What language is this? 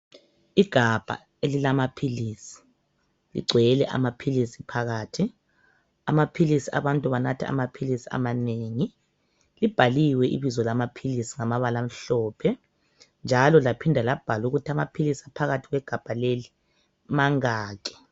North Ndebele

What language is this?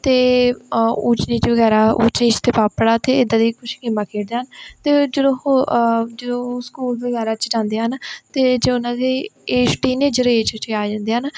Punjabi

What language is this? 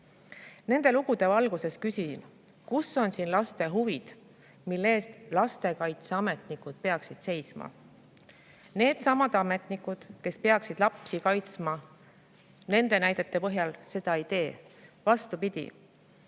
Estonian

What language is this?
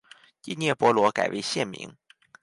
Chinese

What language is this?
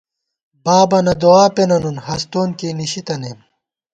Gawar-Bati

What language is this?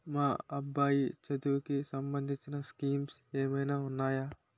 Telugu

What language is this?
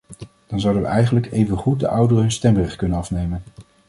Dutch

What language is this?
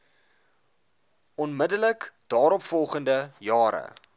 Afrikaans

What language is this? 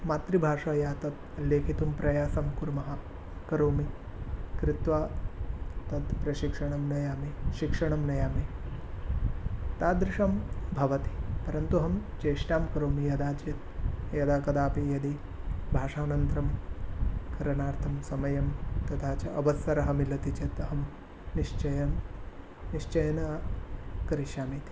Sanskrit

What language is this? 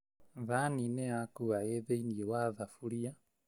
Kikuyu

